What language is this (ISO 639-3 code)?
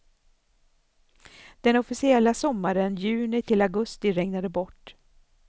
swe